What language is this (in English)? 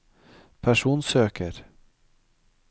Norwegian